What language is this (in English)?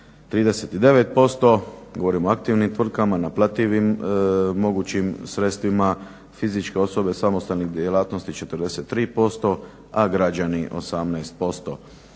Croatian